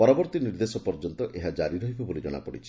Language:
Odia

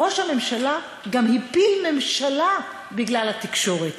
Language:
Hebrew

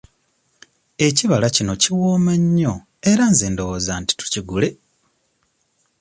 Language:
Ganda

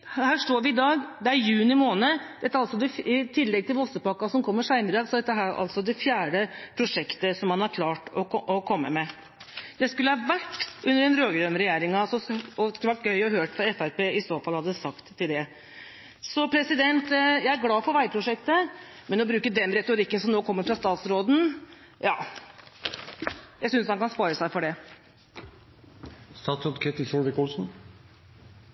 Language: Norwegian Bokmål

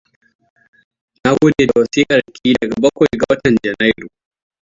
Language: Hausa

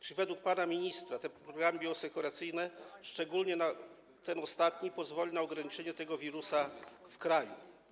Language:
Polish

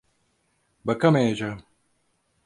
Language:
Turkish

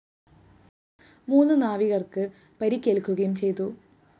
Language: Malayalam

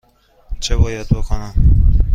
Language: Persian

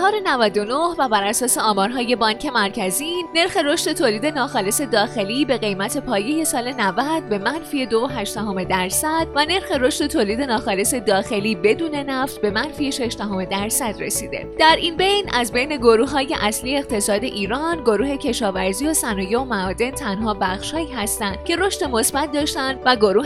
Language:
Persian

